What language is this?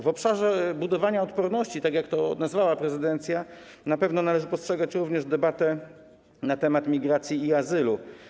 Polish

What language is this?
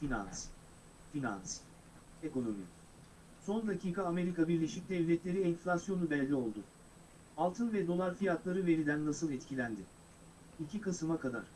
Turkish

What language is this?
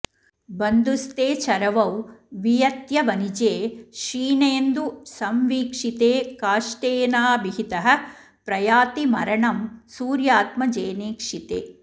Sanskrit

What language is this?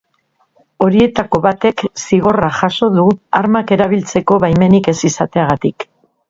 Basque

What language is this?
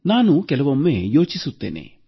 Kannada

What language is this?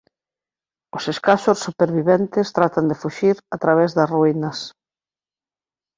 Galician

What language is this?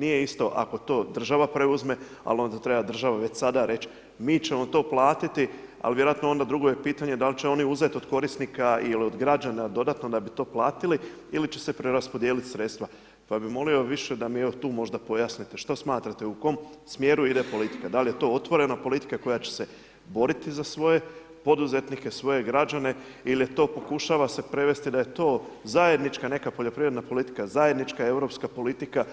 Croatian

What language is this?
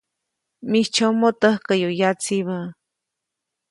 Copainalá Zoque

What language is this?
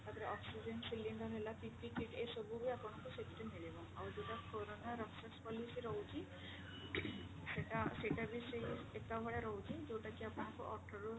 Odia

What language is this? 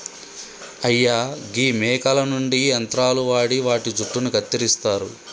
Telugu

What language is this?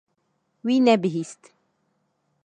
Kurdish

